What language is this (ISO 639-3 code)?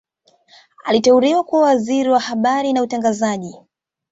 swa